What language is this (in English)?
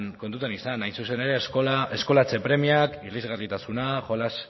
Basque